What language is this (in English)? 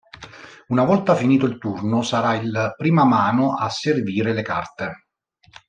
Italian